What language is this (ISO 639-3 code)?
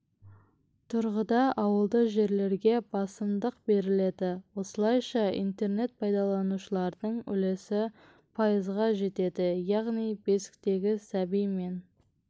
kaz